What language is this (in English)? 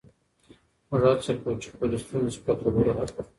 Pashto